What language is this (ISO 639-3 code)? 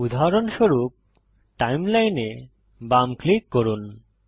ben